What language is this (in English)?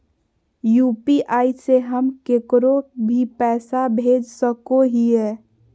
Magahi